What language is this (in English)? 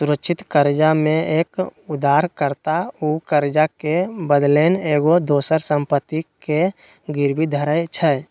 Magahi